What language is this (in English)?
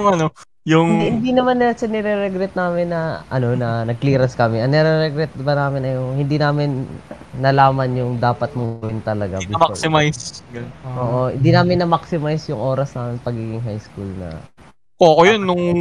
Filipino